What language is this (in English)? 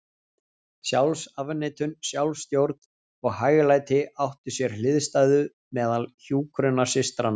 Icelandic